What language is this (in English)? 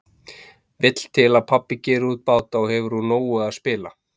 Icelandic